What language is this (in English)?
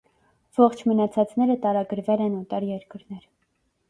Armenian